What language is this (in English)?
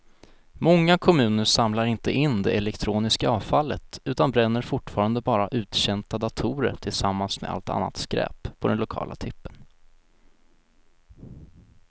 Swedish